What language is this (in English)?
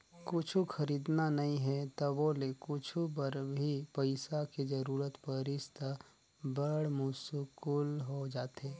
Chhattisgarhi